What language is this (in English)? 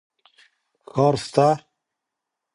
Pashto